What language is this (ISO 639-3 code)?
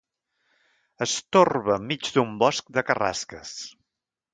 cat